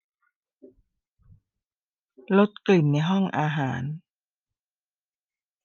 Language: Thai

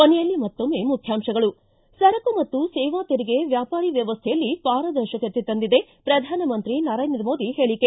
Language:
Kannada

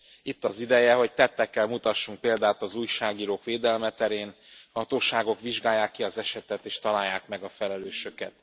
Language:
Hungarian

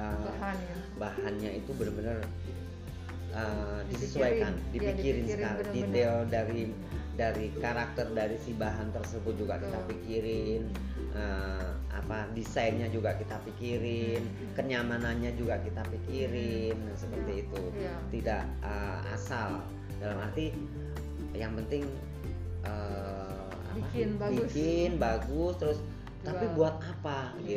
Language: Indonesian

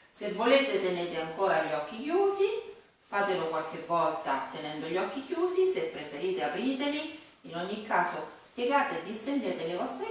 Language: Italian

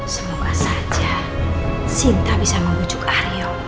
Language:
Indonesian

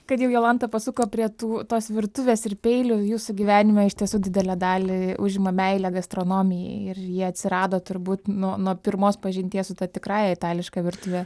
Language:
Lithuanian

